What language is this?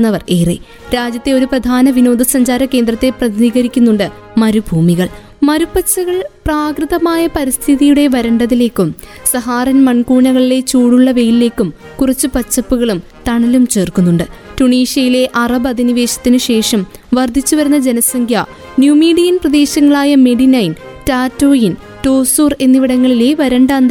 Malayalam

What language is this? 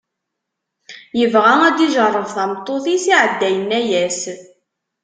Kabyle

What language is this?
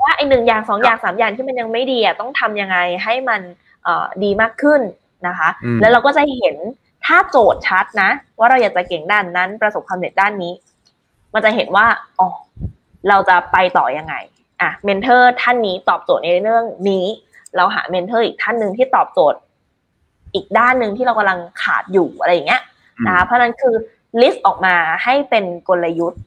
Thai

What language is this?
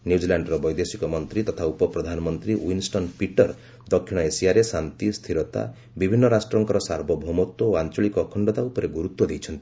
Odia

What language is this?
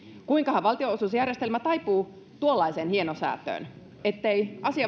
Finnish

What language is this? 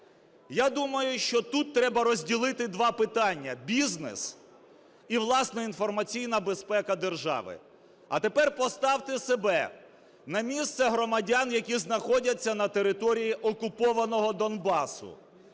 Ukrainian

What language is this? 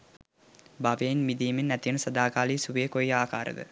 Sinhala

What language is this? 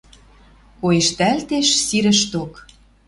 Western Mari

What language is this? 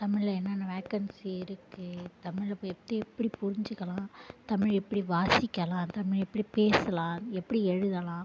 Tamil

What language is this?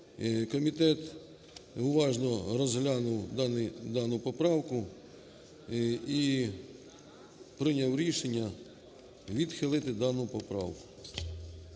Ukrainian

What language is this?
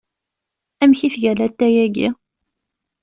Kabyle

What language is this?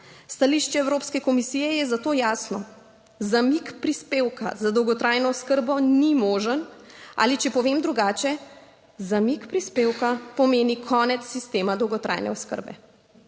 Slovenian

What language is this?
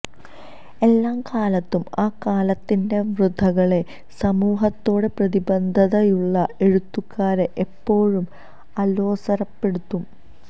Malayalam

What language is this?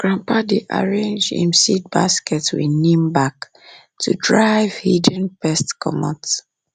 Nigerian Pidgin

